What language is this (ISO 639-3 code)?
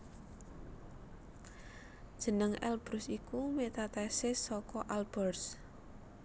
jav